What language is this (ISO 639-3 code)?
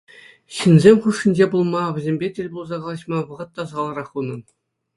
chv